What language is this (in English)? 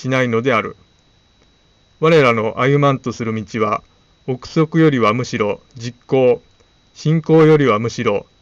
Japanese